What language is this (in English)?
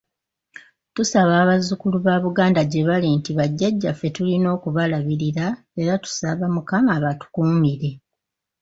Ganda